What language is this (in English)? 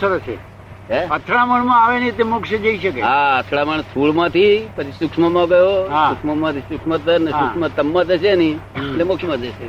Gujarati